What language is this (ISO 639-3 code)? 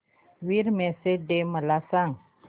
mar